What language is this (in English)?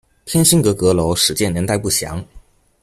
Chinese